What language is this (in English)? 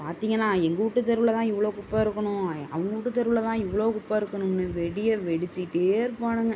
Tamil